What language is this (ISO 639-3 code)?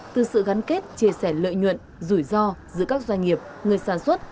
vie